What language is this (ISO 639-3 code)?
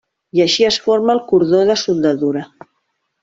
cat